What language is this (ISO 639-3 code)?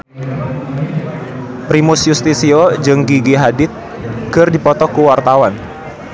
sun